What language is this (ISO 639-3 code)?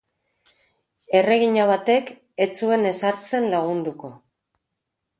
eus